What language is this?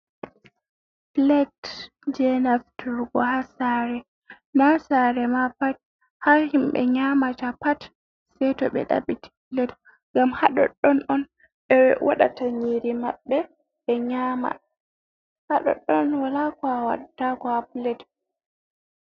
Fula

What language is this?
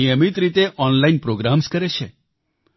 Gujarati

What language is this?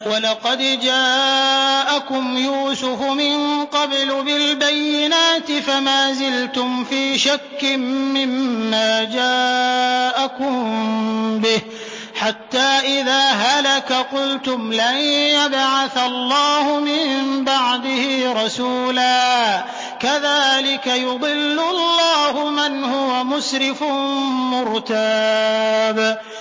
Arabic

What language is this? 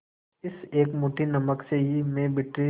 Hindi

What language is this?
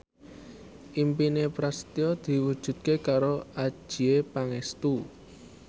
Javanese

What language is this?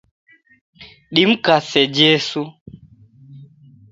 Taita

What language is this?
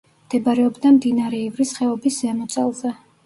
Georgian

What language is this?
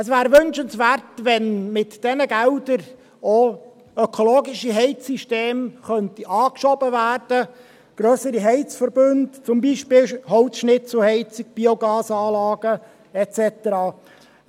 Swiss German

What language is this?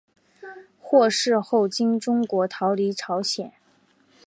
Chinese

